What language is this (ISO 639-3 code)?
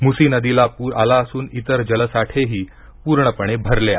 mar